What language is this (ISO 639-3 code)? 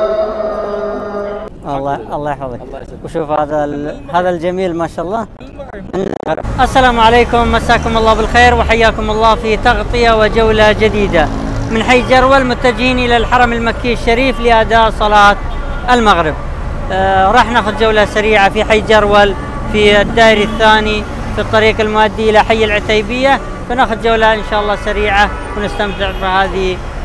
ara